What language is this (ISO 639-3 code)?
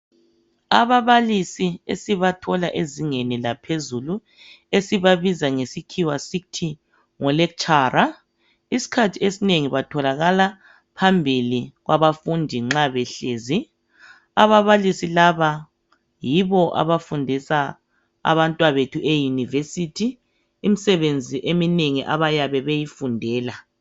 nde